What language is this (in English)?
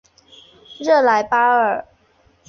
Chinese